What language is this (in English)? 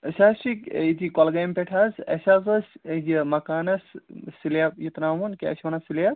Kashmiri